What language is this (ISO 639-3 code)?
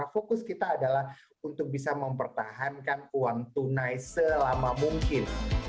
ind